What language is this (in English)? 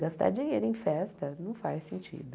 Portuguese